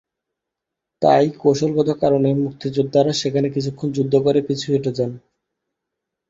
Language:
Bangla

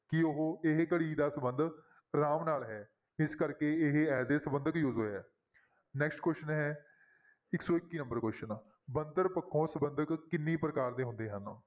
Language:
Punjabi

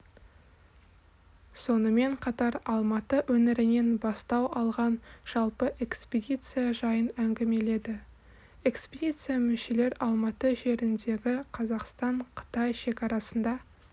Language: Kazakh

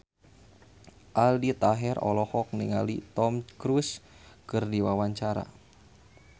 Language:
Sundanese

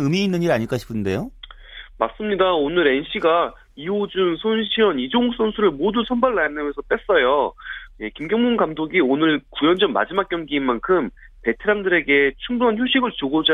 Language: Korean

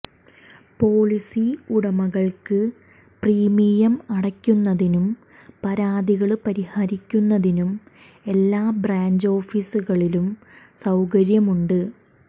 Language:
Malayalam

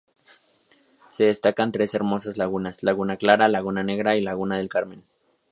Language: Spanish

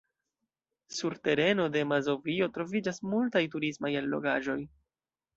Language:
Esperanto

